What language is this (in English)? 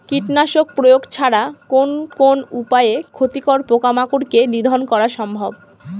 Bangla